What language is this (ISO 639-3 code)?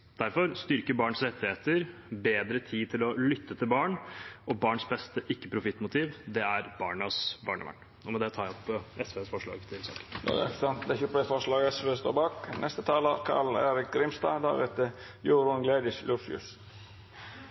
nob